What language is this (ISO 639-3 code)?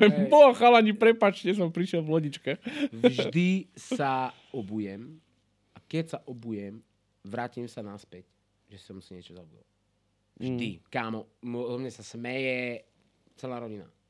slk